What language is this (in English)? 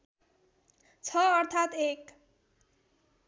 Nepali